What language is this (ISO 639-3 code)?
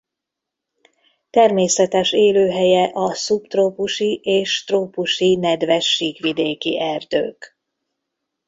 hun